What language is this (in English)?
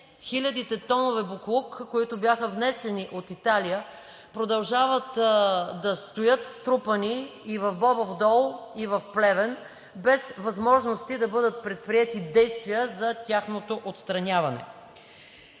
Bulgarian